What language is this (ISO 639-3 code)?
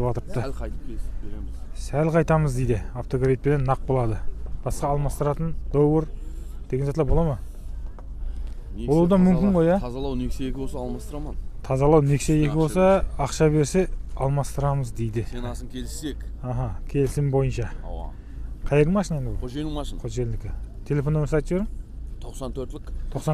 tur